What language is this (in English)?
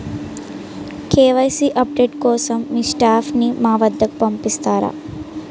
Telugu